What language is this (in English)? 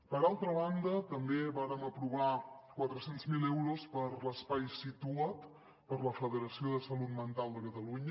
Catalan